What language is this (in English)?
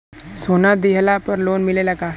Bhojpuri